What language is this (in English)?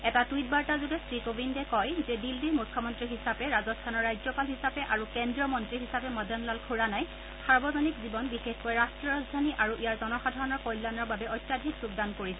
Assamese